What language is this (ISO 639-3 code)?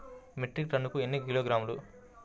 tel